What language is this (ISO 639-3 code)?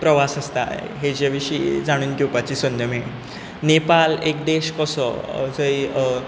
kok